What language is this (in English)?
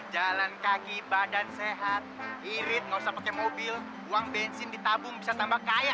Indonesian